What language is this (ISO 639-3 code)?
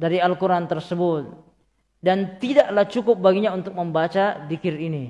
ind